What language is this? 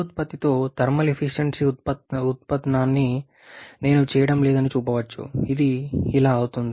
Telugu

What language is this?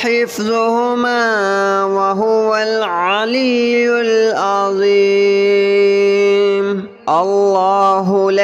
Arabic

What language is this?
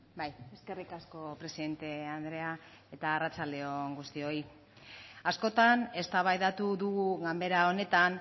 Basque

